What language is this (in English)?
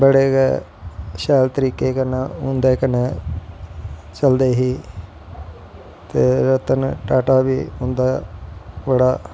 Dogri